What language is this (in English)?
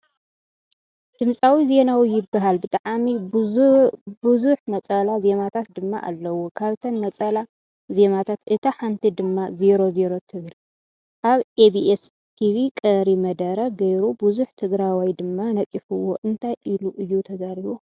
Tigrinya